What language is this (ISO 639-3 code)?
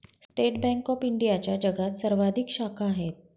mar